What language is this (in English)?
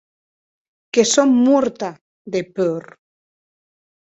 Occitan